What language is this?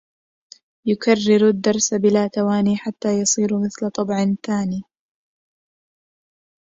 Arabic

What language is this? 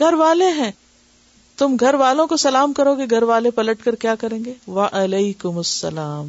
Urdu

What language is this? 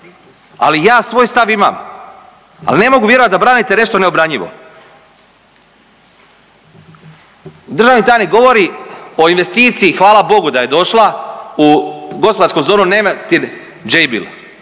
Croatian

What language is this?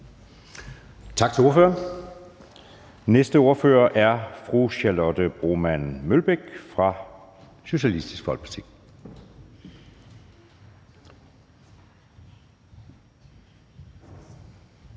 Danish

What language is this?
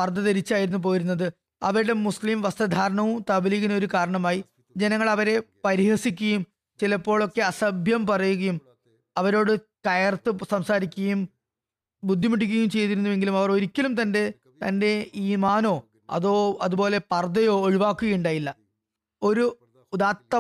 Malayalam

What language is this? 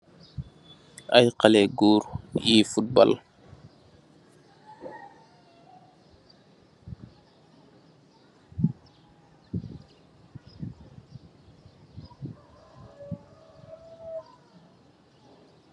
Wolof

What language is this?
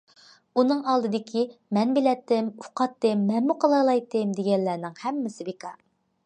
Uyghur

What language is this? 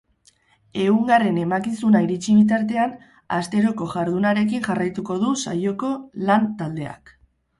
Basque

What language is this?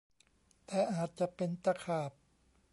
Thai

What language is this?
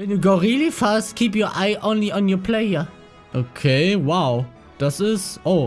German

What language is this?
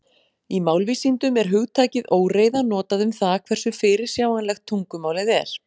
Icelandic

